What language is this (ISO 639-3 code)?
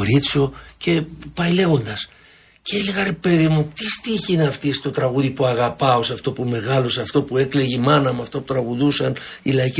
ell